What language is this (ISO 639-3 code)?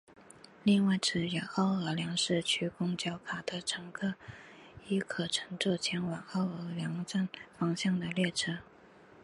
zho